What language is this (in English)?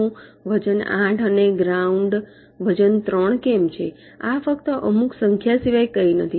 Gujarati